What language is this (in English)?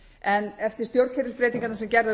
Icelandic